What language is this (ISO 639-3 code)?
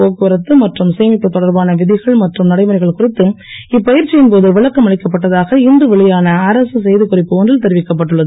tam